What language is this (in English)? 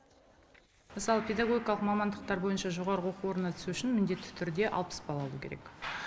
Kazakh